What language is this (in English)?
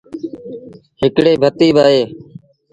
Sindhi Bhil